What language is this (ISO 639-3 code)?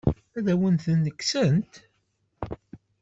kab